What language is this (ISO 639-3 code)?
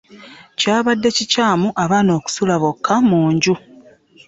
lug